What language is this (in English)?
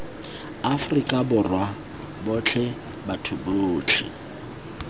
Tswana